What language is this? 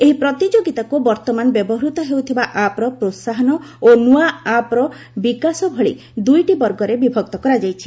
Odia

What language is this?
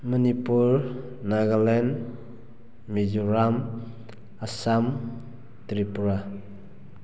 Manipuri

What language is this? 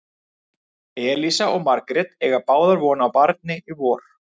Icelandic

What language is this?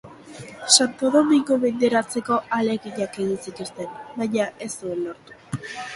Basque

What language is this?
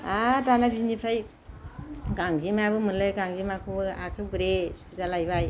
Bodo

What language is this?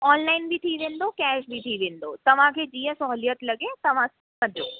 Sindhi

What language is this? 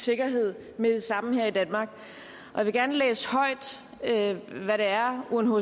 Danish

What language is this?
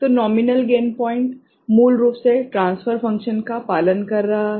Hindi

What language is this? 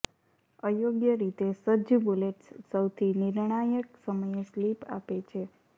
Gujarati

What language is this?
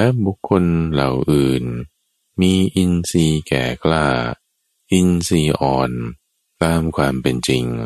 Thai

